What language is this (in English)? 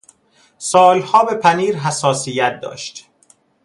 Persian